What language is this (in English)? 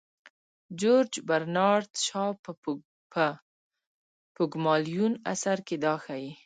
Pashto